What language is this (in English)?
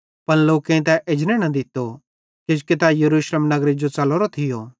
Bhadrawahi